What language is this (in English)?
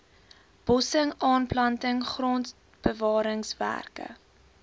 Afrikaans